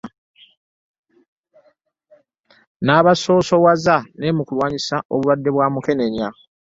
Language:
Ganda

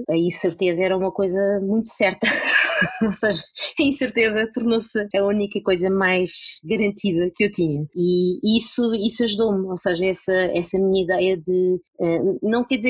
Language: Portuguese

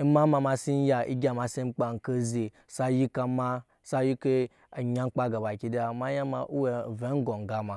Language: Nyankpa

